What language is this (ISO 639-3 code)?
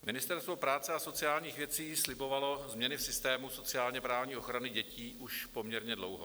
ces